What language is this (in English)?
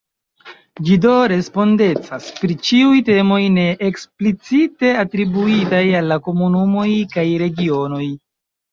Esperanto